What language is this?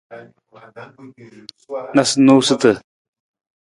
Nawdm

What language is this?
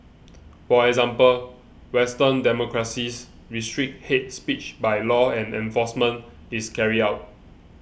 English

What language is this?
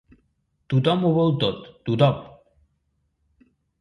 Catalan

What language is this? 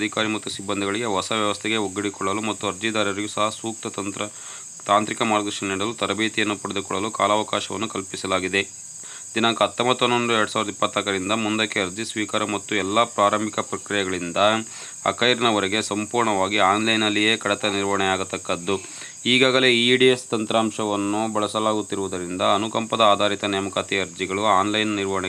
Arabic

